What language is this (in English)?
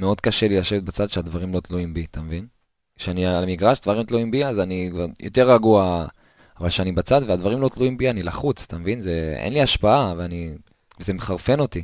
Hebrew